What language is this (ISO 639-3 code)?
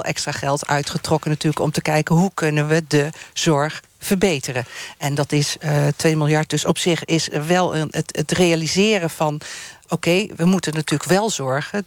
nld